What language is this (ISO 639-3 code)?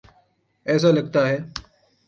urd